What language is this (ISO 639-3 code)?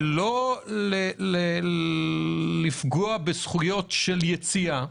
heb